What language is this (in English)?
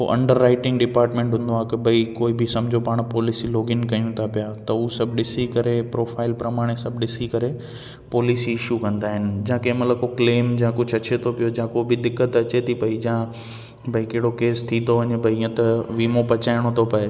Sindhi